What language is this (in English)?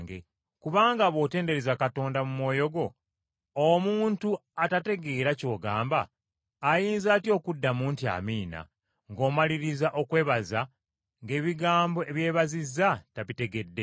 Ganda